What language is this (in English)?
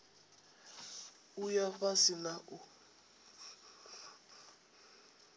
Venda